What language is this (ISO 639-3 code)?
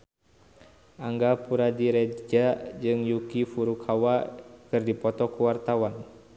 sun